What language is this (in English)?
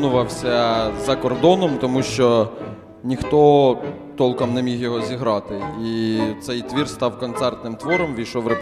Ukrainian